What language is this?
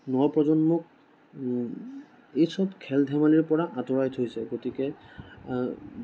Assamese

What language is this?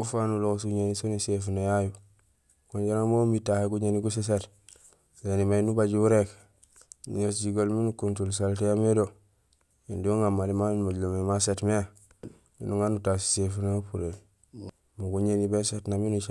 Gusilay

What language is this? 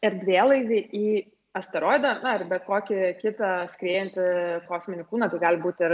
Lithuanian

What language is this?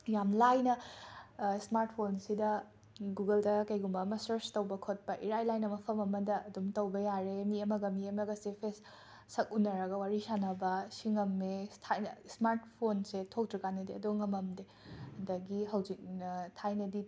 Manipuri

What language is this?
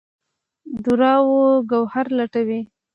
Pashto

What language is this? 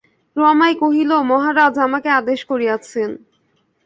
Bangla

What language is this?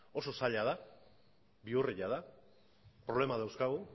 Basque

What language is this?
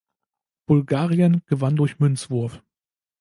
German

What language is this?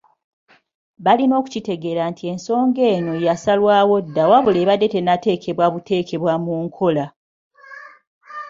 Ganda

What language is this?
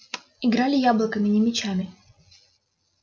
Russian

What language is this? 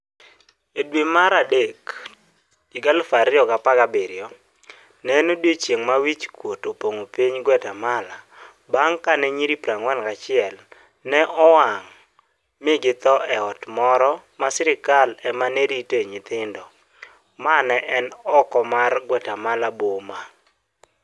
Luo (Kenya and Tanzania)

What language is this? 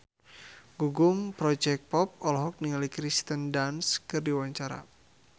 Sundanese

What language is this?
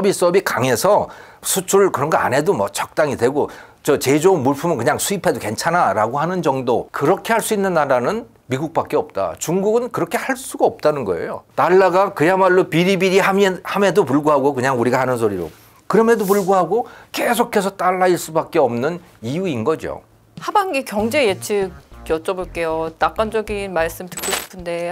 Korean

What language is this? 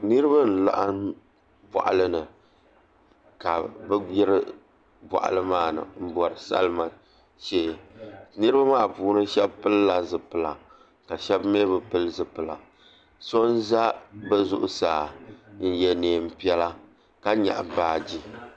Dagbani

